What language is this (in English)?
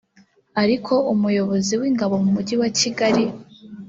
Kinyarwanda